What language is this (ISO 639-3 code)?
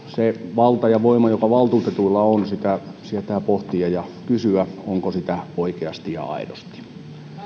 fin